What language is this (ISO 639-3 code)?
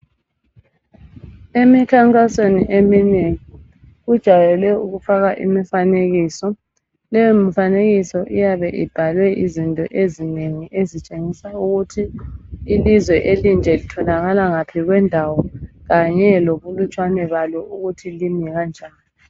nde